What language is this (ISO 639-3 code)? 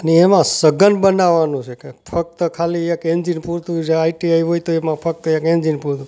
guj